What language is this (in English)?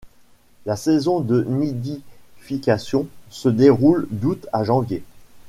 French